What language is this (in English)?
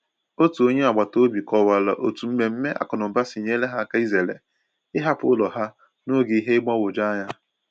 Igbo